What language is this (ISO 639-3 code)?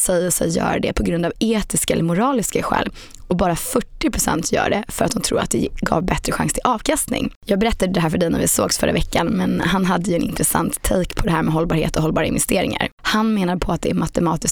swe